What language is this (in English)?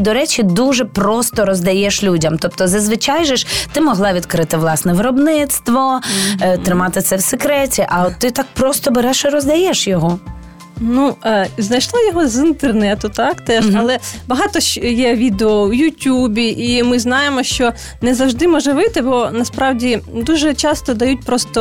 Ukrainian